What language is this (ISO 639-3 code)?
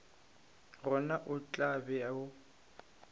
nso